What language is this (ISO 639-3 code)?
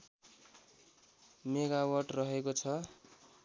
nep